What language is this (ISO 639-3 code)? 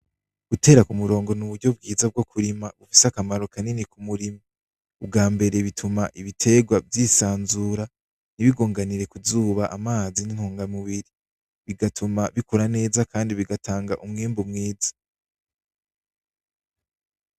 run